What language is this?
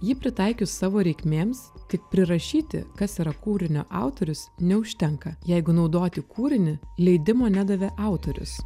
Lithuanian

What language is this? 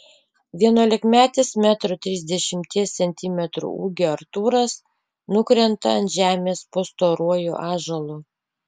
Lithuanian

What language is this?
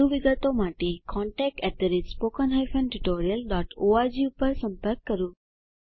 Gujarati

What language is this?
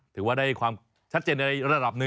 Thai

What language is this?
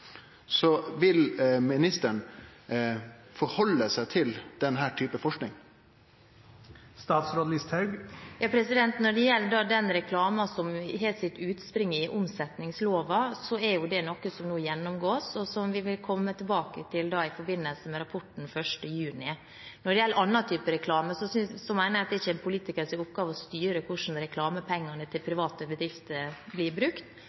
Norwegian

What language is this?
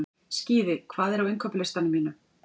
Icelandic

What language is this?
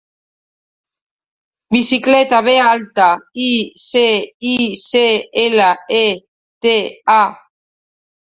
Catalan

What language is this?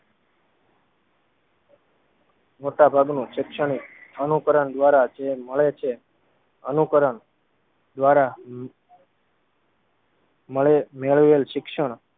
Gujarati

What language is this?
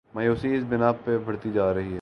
Urdu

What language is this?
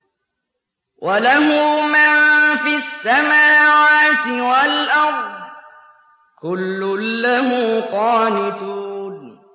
Arabic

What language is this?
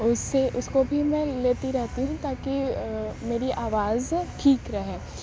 Urdu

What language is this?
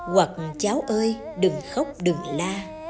Vietnamese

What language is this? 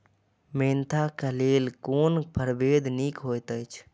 Maithili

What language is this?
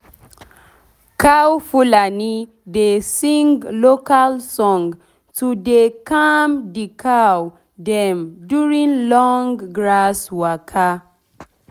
Nigerian Pidgin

